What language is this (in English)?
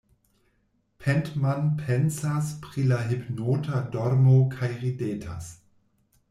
Esperanto